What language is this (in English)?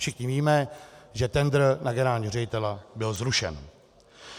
Czech